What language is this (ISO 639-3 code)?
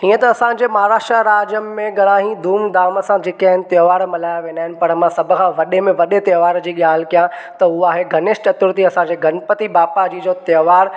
snd